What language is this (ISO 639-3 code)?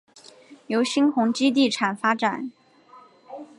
zho